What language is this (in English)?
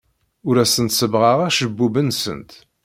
Kabyle